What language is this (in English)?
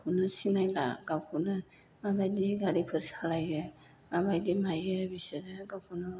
Bodo